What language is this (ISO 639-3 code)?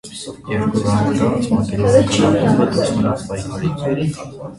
hye